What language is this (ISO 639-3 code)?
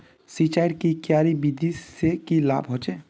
mag